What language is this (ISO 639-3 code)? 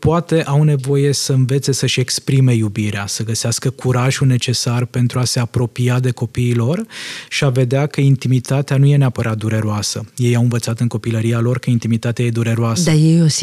ron